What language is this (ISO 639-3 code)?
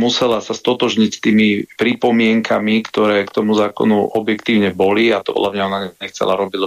slk